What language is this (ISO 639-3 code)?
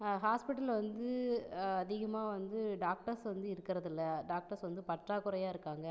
tam